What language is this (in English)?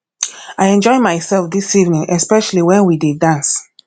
Nigerian Pidgin